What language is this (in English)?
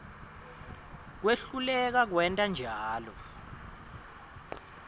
Swati